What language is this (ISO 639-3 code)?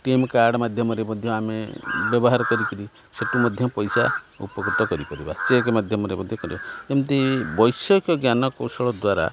ori